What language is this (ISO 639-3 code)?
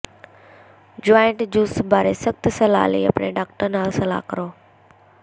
pan